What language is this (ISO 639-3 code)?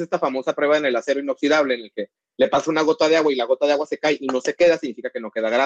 spa